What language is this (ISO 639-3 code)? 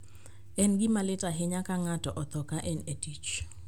luo